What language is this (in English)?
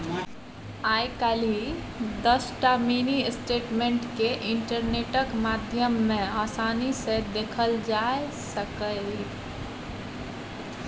Maithili